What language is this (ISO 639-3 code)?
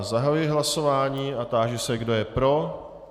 ces